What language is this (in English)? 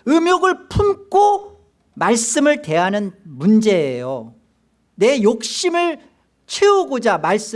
Korean